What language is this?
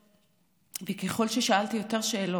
Hebrew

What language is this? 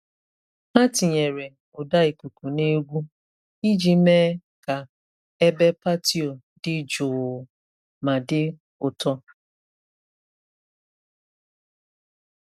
Igbo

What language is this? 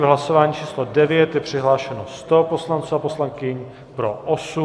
Czech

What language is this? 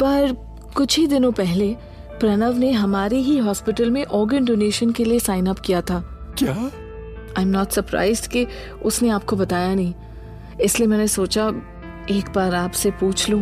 Hindi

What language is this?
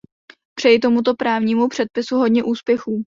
Czech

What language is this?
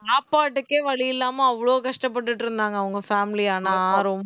Tamil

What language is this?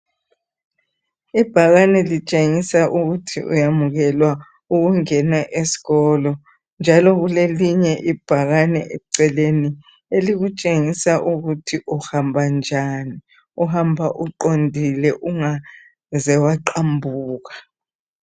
North Ndebele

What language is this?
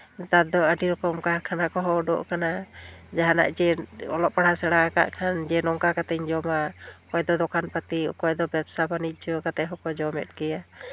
Santali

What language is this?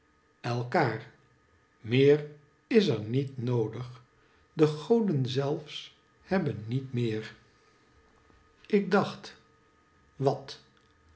Dutch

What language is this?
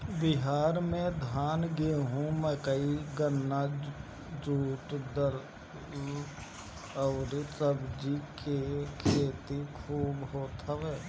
Bhojpuri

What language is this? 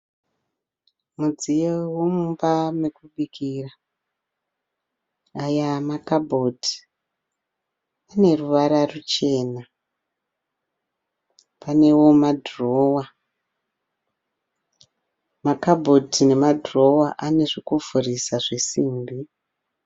Shona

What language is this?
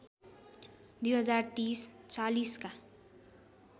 Nepali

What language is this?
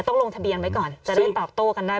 Thai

